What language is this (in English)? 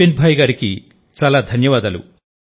Telugu